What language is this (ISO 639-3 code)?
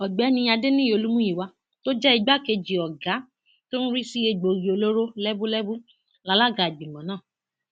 yor